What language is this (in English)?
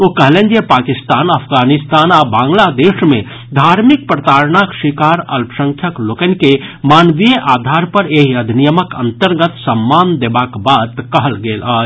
Maithili